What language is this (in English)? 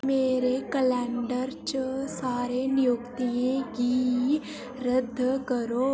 Dogri